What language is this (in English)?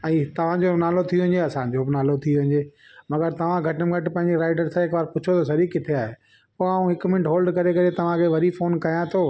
Sindhi